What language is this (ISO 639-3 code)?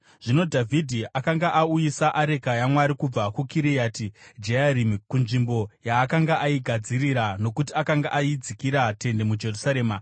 sna